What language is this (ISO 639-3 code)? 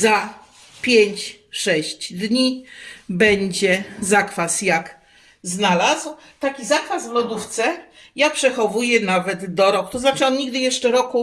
pol